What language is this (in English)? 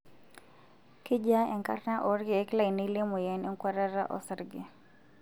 Masai